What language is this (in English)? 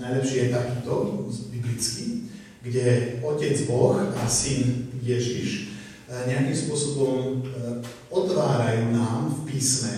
Slovak